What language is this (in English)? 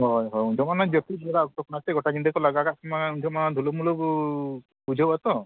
Santali